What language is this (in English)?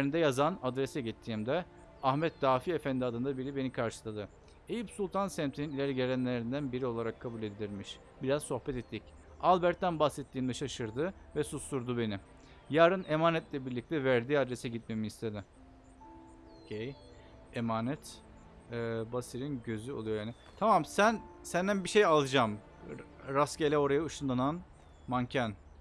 Turkish